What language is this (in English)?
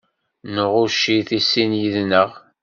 Kabyle